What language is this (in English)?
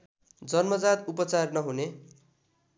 Nepali